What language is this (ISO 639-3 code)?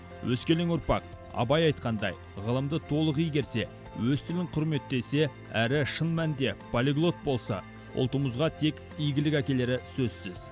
kaz